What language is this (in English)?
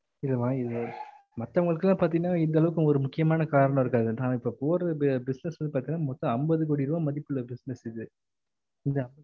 Tamil